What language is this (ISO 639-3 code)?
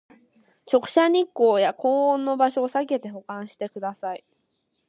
jpn